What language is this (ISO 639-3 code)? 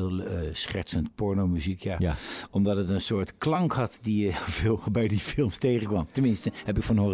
nld